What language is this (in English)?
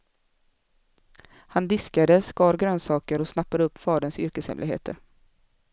Swedish